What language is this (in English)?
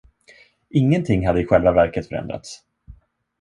Swedish